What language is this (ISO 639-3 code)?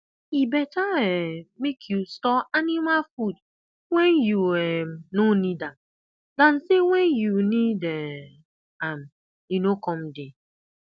pcm